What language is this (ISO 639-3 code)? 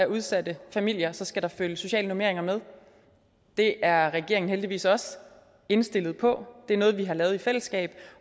dan